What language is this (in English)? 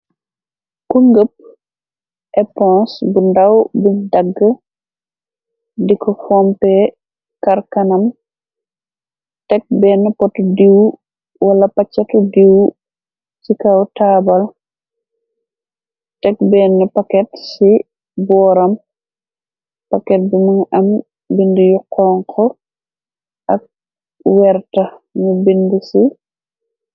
Wolof